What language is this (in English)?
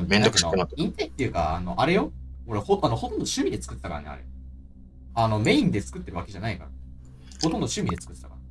Japanese